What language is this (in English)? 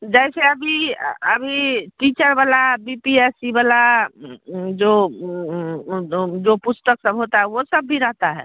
Hindi